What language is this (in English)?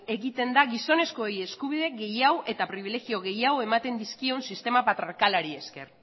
Basque